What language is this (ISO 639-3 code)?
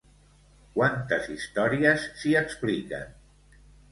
cat